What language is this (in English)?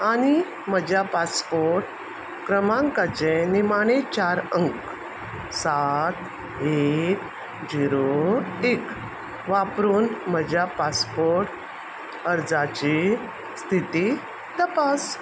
Konkani